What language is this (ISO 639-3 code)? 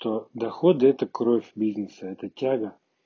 rus